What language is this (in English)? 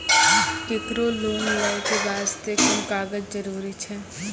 Maithili